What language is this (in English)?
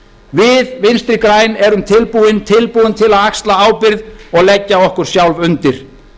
Icelandic